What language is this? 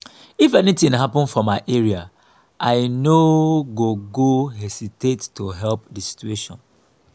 Nigerian Pidgin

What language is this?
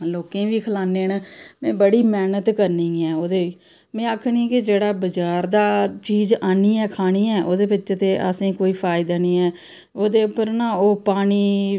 Dogri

